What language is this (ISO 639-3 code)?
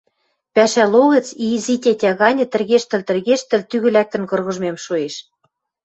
mrj